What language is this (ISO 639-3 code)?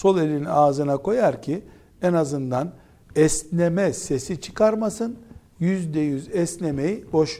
tur